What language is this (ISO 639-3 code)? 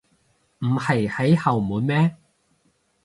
yue